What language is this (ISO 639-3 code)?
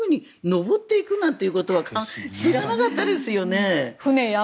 jpn